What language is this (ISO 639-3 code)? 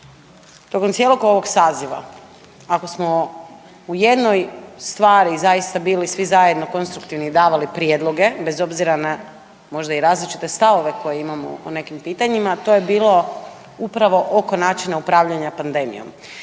hrv